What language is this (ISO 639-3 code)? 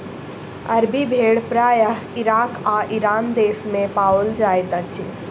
mai